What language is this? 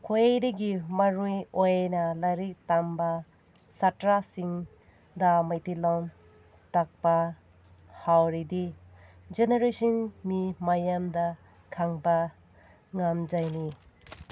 Manipuri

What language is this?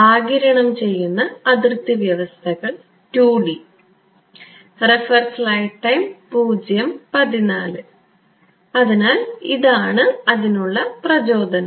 Malayalam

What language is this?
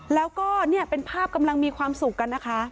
Thai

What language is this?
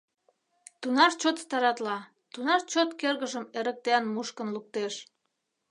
Mari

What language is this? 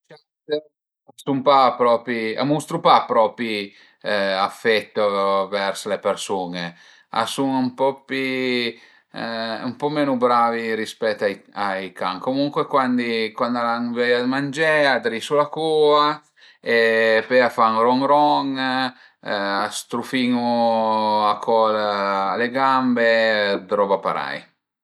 Piedmontese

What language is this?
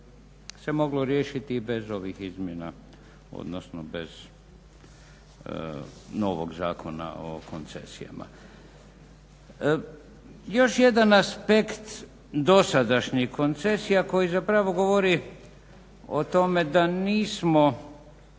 Croatian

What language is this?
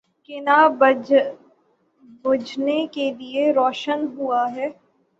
Urdu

